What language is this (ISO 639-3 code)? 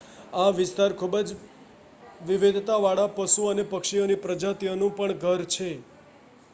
guj